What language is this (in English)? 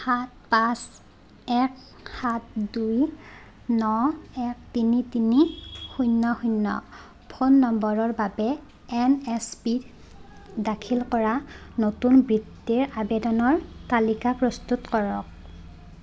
Assamese